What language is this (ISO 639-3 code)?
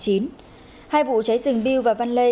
vie